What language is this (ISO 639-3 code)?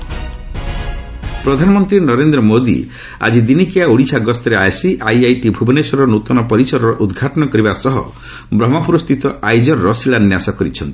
ori